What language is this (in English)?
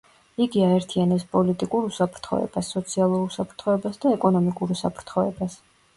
Georgian